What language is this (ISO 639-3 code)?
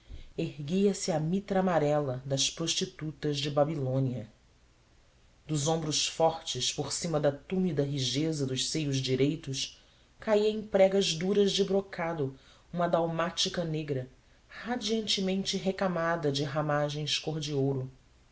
por